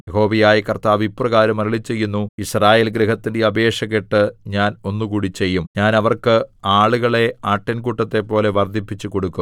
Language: Malayalam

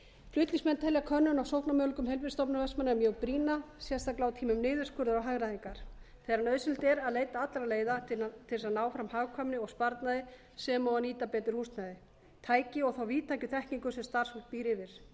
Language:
Icelandic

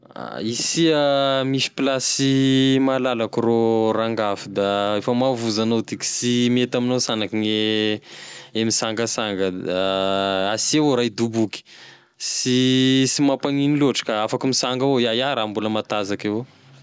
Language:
Tesaka Malagasy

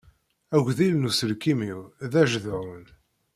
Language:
Kabyle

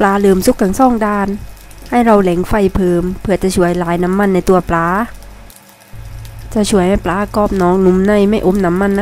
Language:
Thai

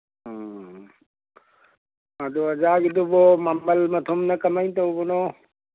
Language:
Manipuri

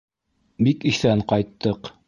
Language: Bashkir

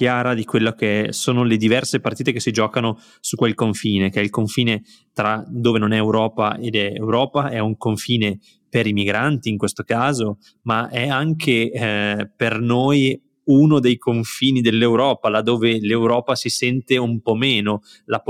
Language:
Italian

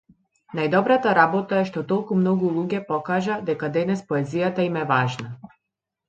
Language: Macedonian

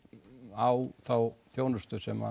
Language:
Icelandic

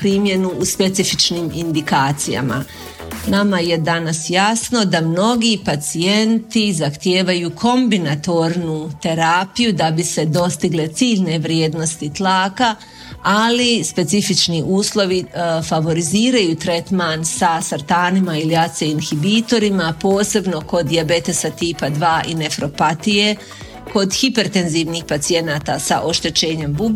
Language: Croatian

